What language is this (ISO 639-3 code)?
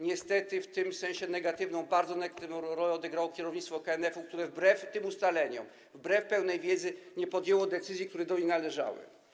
pol